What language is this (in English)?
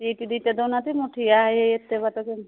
Odia